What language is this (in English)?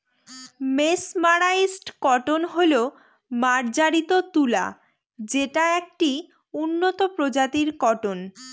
Bangla